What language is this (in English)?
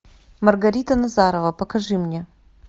Russian